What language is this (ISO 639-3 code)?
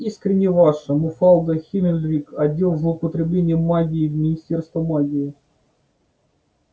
rus